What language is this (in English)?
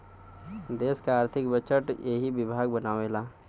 Bhojpuri